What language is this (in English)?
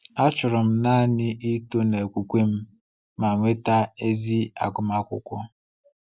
Igbo